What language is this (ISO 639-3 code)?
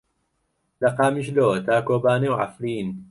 ckb